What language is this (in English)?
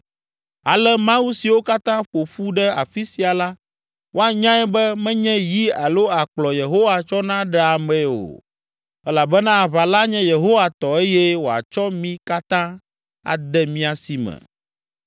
Ewe